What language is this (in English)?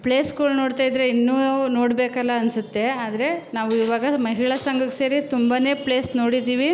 Kannada